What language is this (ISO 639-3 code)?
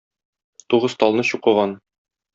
tat